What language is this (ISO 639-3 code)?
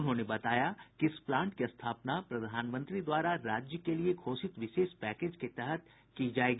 hin